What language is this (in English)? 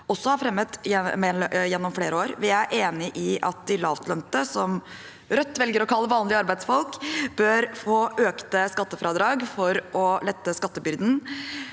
Norwegian